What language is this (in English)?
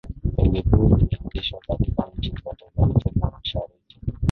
Swahili